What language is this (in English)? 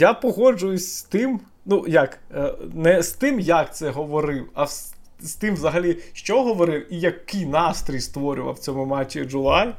Ukrainian